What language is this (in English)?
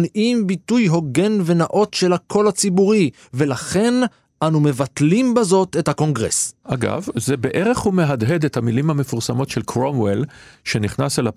Hebrew